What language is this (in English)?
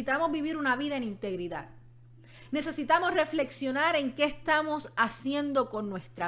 Spanish